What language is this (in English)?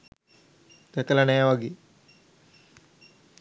Sinhala